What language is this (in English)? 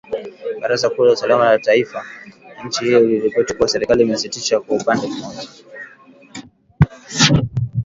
Swahili